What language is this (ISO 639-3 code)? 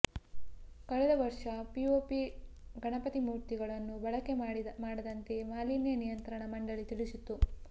kan